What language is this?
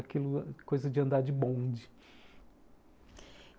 Portuguese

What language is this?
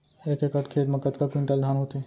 Chhattisgarhi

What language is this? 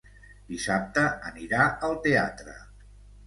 Catalan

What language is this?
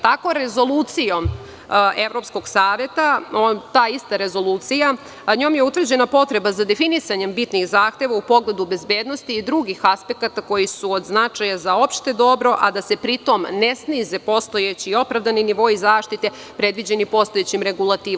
Serbian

